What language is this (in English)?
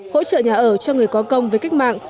Vietnamese